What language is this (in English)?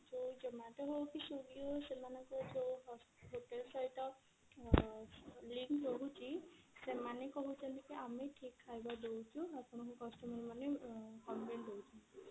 Odia